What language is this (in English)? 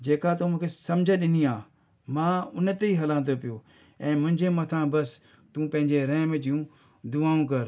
Sindhi